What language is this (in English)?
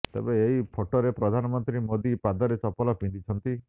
Odia